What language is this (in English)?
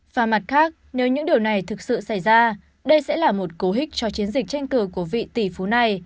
Vietnamese